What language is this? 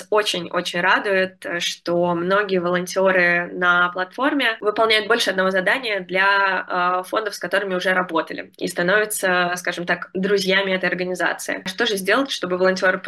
Russian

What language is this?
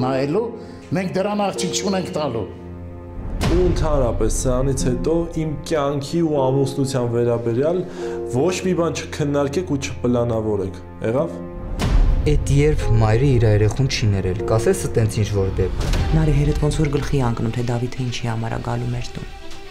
Romanian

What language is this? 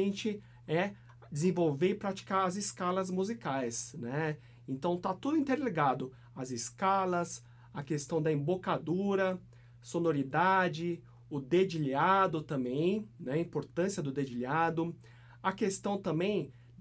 Portuguese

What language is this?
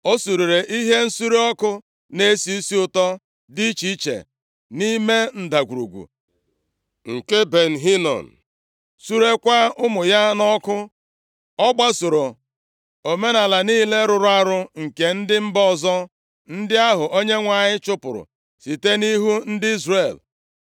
Igbo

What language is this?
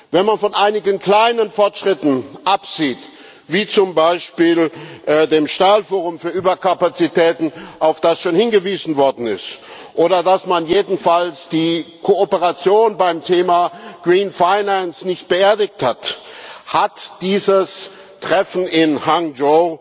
German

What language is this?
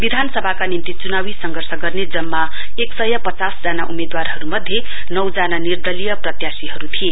Nepali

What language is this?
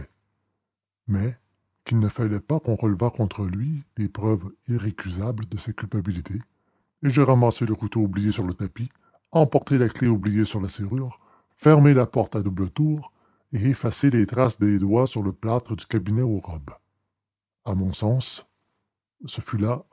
French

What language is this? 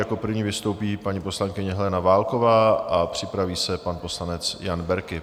Czech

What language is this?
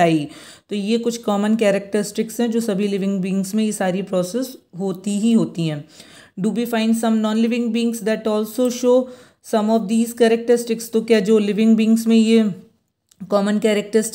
Hindi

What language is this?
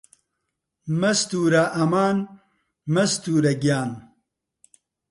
Central Kurdish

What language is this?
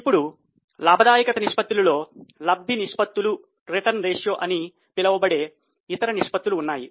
Telugu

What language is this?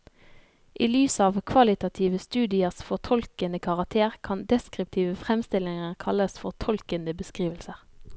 Norwegian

